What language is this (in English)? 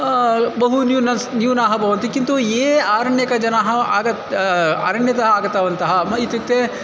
Sanskrit